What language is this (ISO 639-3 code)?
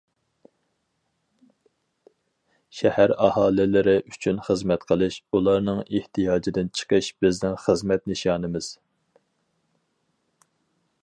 uig